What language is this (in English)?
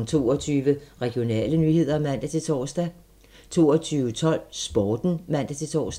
Danish